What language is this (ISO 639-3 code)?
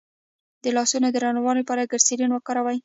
pus